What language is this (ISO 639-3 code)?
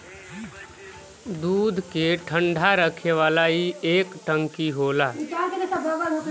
bho